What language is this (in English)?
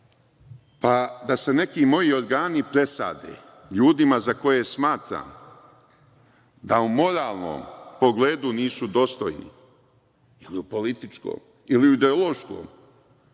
Serbian